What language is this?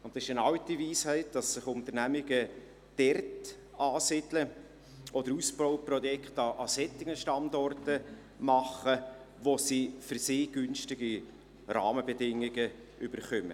Swiss German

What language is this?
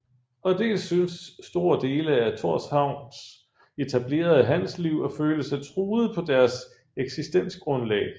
Danish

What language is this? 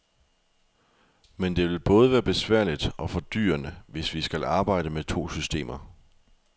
Danish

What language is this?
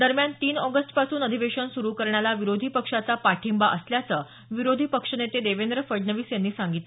Marathi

